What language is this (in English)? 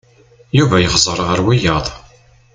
Kabyle